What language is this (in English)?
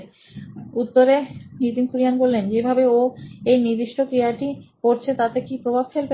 Bangla